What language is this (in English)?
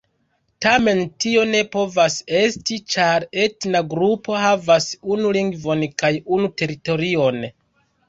Esperanto